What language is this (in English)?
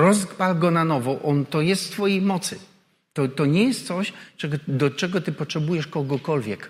Polish